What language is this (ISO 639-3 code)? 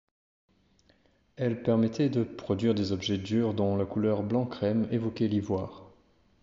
fra